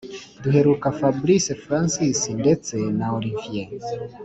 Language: Kinyarwanda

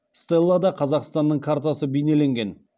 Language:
Kazakh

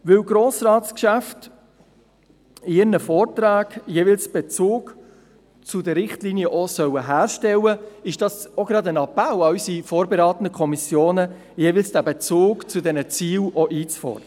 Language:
Swiss German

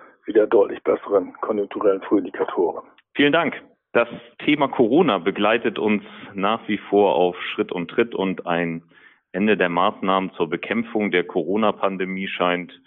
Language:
German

